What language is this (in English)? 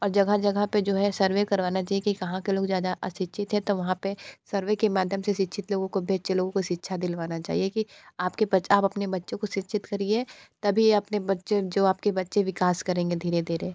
Hindi